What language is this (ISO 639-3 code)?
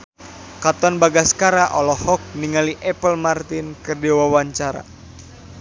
sun